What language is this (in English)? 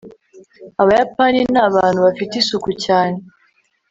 Kinyarwanda